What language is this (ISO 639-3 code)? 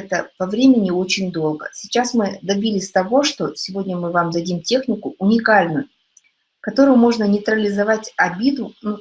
rus